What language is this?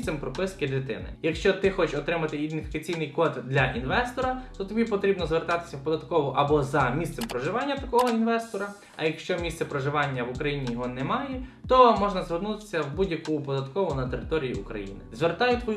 Ukrainian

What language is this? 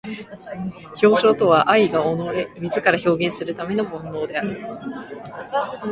Japanese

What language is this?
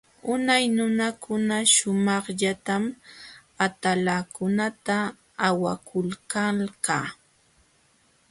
Jauja Wanca Quechua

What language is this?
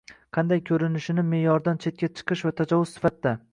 Uzbek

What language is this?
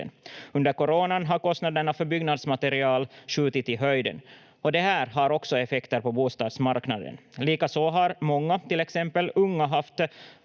Finnish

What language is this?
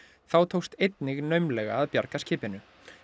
Icelandic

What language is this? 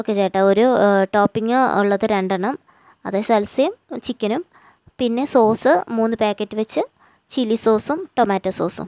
Malayalam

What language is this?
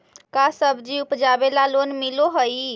Magahi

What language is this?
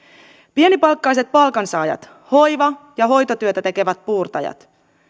Finnish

